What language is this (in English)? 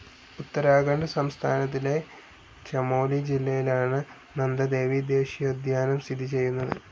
Malayalam